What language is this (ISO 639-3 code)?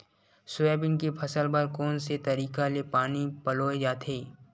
hne